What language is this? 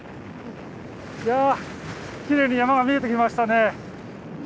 Japanese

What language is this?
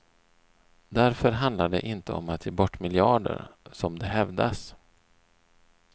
Swedish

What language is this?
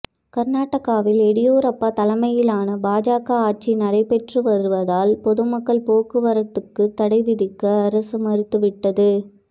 Tamil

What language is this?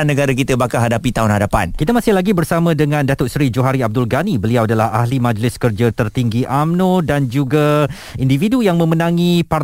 Malay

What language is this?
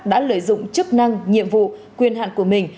Vietnamese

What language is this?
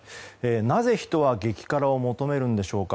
Japanese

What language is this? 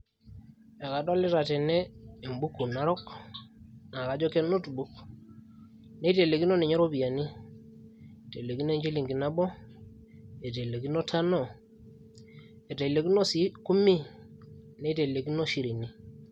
Masai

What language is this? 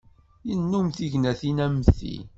Kabyle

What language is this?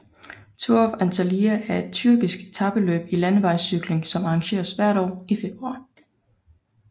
Danish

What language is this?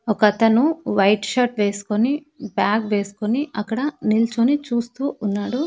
Telugu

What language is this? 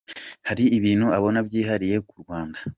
Kinyarwanda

